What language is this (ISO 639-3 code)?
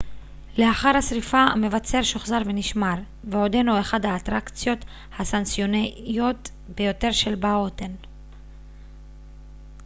heb